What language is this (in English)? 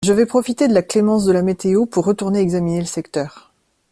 French